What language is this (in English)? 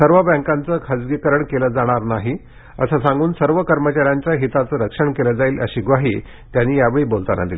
Marathi